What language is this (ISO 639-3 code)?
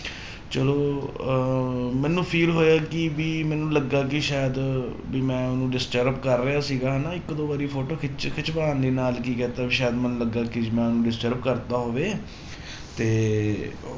pan